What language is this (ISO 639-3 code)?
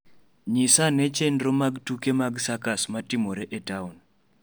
luo